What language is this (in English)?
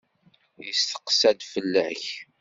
Kabyle